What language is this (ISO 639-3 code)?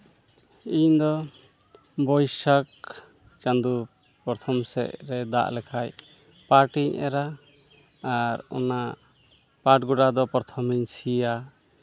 sat